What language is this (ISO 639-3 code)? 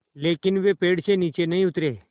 hin